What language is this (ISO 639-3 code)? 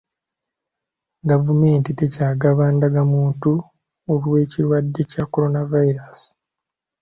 lug